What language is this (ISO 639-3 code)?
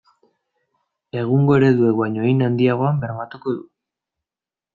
eus